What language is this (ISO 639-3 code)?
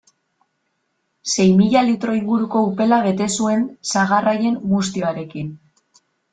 eus